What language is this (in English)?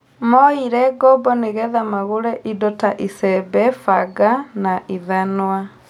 Kikuyu